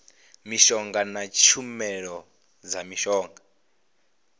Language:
Venda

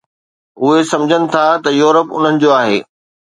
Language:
Sindhi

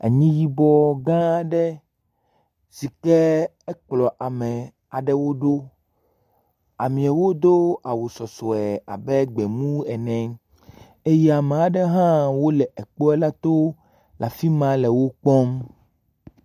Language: Ewe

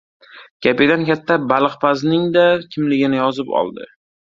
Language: Uzbek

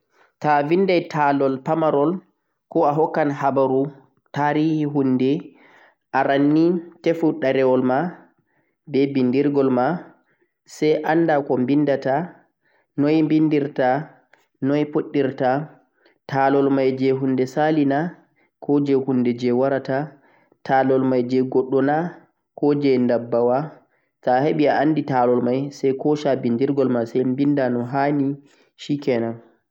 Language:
Central-Eastern Niger Fulfulde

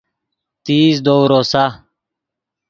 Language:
Yidgha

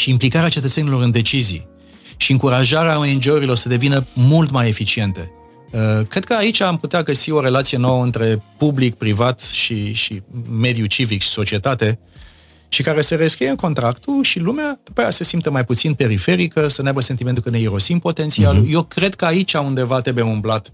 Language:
Romanian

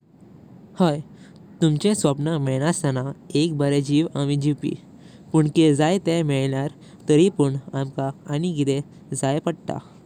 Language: Konkani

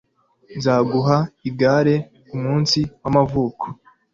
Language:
Kinyarwanda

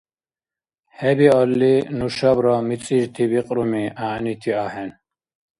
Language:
Dargwa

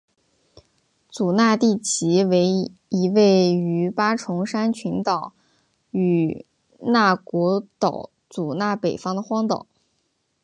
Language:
Chinese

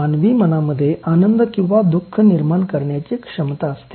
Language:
Marathi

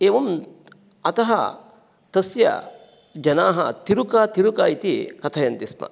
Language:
Sanskrit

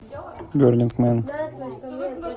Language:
Russian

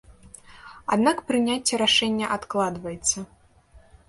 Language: Belarusian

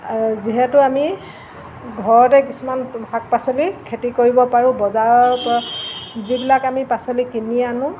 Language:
Assamese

